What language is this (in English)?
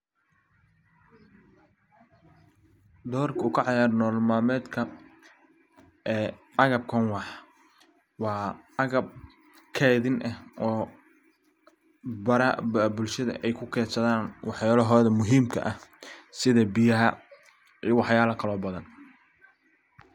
Somali